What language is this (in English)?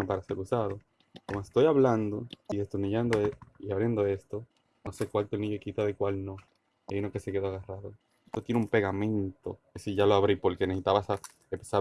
Spanish